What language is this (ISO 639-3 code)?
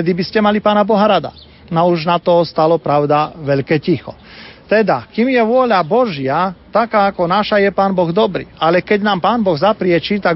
slk